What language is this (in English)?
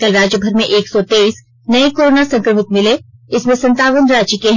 Hindi